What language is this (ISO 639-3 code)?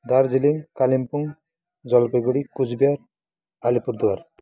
nep